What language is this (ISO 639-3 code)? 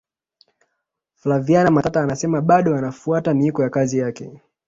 swa